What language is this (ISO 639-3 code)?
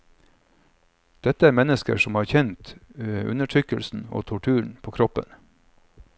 nor